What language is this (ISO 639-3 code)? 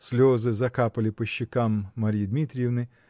rus